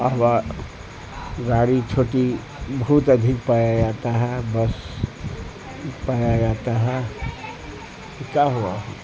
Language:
Urdu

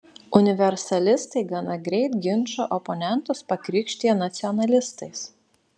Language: Lithuanian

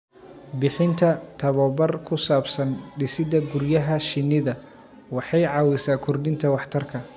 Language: Somali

